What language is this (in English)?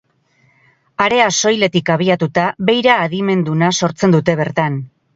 Basque